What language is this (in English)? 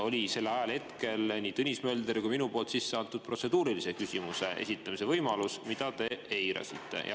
Estonian